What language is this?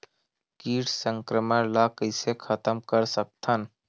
Chhattisgarhi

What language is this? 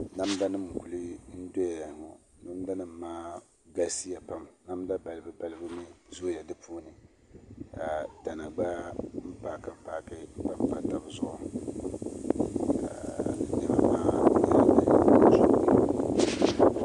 Dagbani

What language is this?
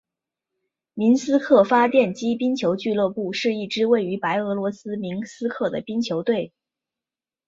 Chinese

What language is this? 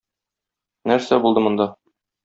Tatar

